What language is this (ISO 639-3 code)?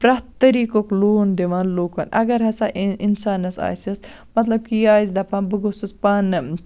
kas